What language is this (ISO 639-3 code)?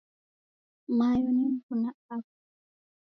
dav